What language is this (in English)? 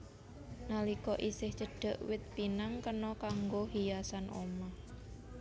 Javanese